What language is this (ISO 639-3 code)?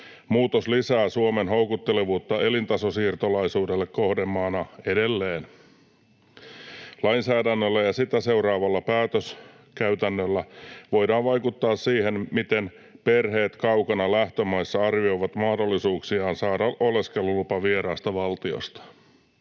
fin